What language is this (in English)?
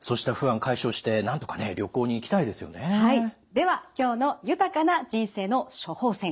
Japanese